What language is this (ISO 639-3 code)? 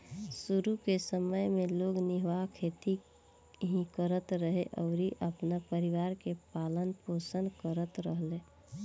bho